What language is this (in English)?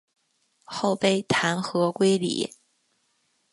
Chinese